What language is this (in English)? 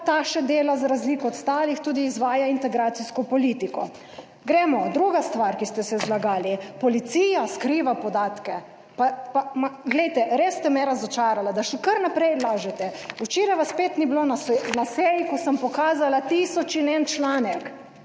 Slovenian